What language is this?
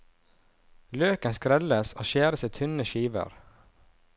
Norwegian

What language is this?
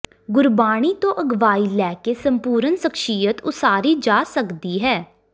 Punjabi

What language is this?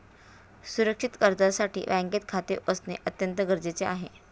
Marathi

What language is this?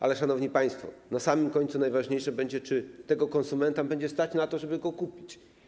Polish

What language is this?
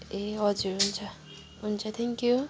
Nepali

